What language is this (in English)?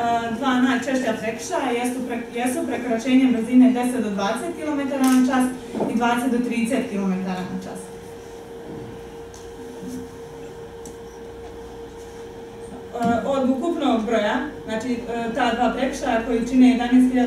Romanian